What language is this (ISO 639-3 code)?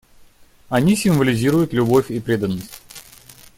rus